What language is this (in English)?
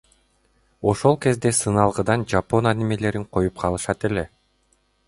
Kyrgyz